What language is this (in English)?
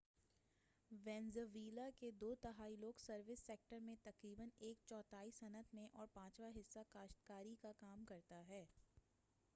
Urdu